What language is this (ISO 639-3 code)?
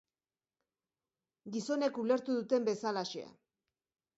eus